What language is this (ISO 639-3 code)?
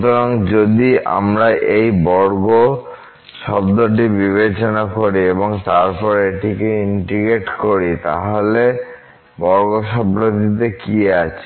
ben